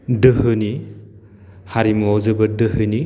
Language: Bodo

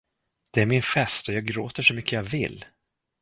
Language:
Swedish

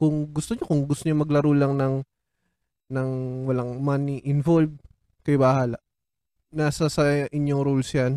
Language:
Filipino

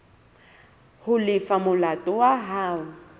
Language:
Southern Sotho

